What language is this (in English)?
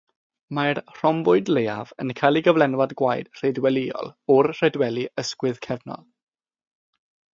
Welsh